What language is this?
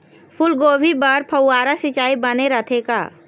Chhattisgarhi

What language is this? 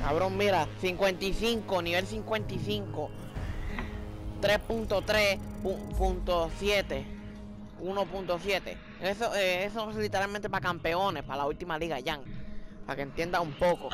Spanish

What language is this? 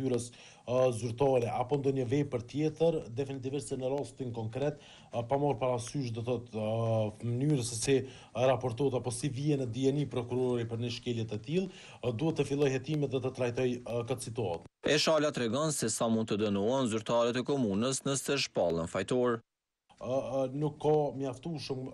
Romanian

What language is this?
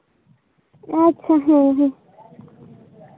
Santali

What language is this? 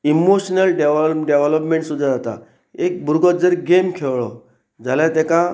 Konkani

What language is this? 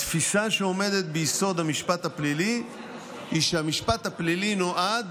Hebrew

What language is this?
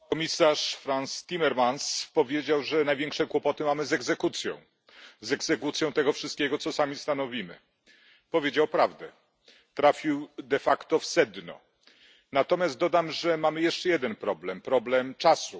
Polish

